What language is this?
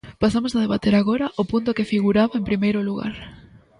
Galician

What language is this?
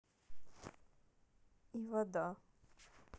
Russian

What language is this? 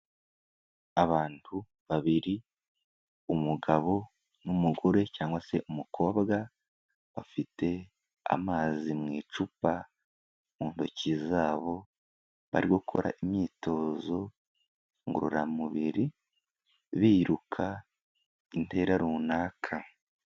Kinyarwanda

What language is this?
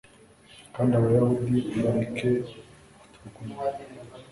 Kinyarwanda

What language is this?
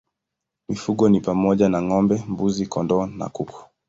Swahili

